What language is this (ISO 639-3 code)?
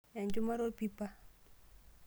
mas